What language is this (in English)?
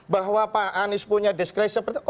Indonesian